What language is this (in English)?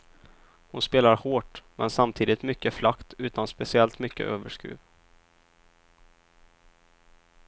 Swedish